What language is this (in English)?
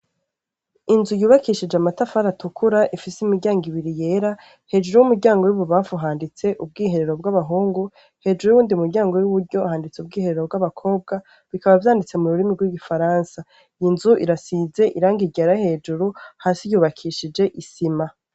Rundi